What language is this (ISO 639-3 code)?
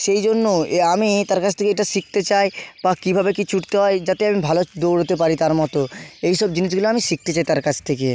ben